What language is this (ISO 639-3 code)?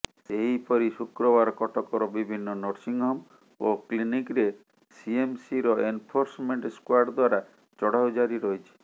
ori